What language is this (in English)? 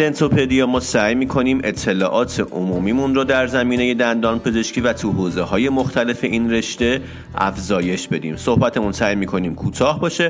Persian